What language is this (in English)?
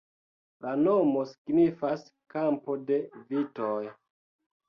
Esperanto